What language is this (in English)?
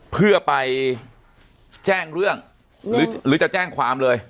Thai